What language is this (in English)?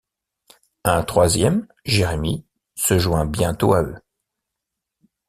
French